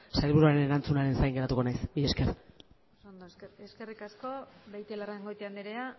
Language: Basque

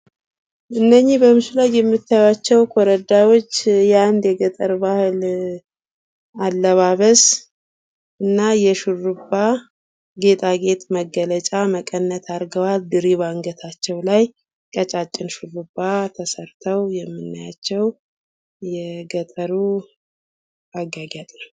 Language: Amharic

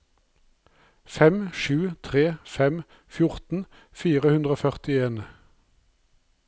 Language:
Norwegian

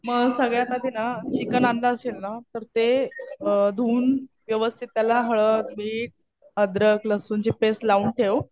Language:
Marathi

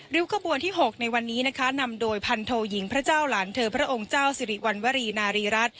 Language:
Thai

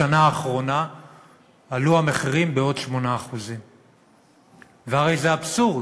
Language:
Hebrew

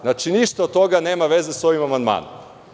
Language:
Serbian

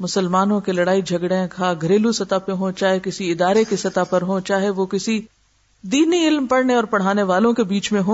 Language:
Urdu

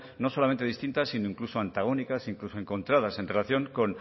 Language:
Spanish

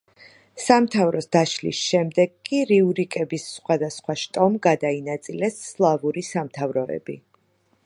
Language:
Georgian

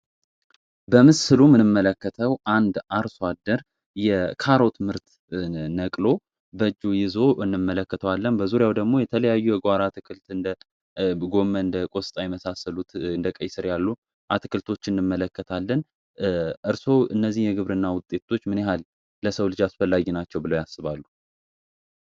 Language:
Amharic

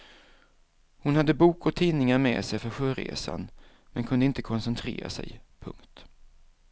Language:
Swedish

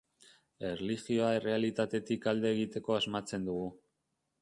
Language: Basque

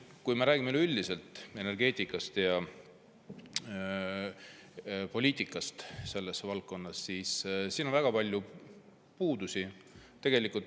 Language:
Estonian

